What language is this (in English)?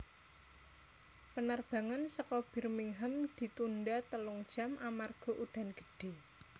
Javanese